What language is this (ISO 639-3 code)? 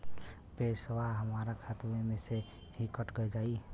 bho